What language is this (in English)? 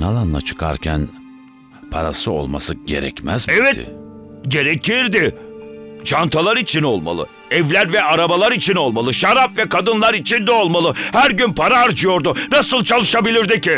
Turkish